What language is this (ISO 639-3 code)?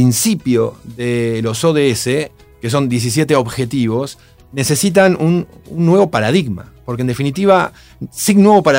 spa